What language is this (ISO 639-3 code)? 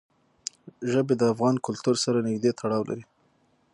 pus